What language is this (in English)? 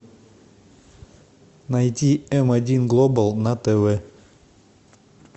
Russian